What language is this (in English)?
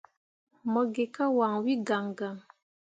Mundang